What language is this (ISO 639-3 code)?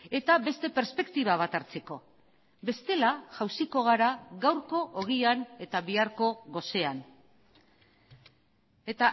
eus